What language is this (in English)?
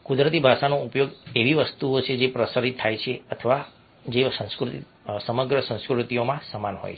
Gujarati